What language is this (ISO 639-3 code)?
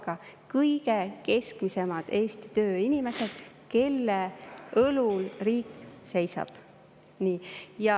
est